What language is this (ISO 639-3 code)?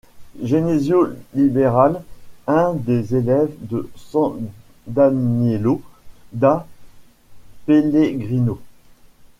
fra